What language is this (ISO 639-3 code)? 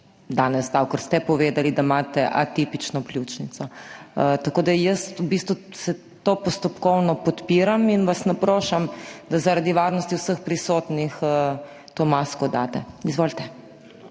slv